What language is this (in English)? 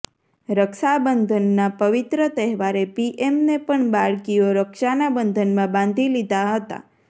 Gujarati